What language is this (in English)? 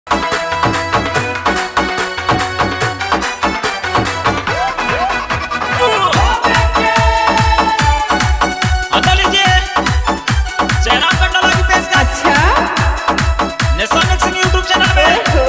Arabic